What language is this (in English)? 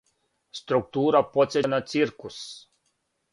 Serbian